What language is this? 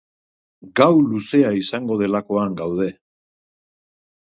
Basque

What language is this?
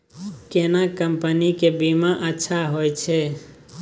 Maithili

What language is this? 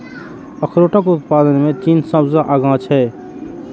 Maithili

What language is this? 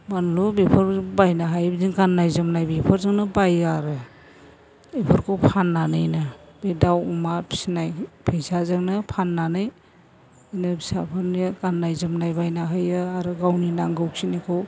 Bodo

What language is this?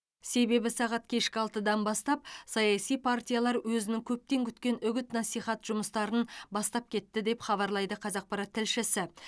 Kazakh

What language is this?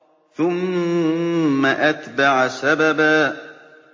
Arabic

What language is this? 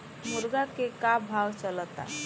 Bhojpuri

